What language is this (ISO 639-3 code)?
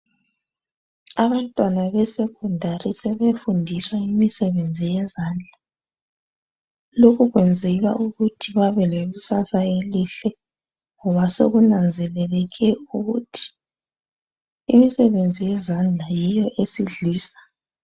nde